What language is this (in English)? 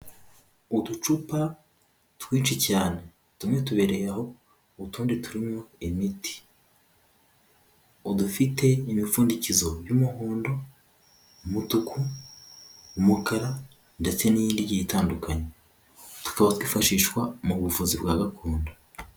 Kinyarwanda